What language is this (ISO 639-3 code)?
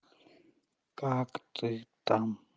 rus